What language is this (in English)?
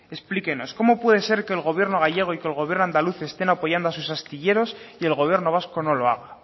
Spanish